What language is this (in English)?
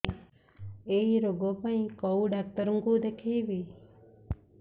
Odia